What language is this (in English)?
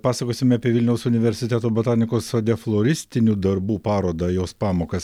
Lithuanian